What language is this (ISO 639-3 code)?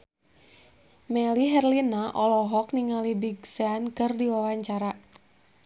sun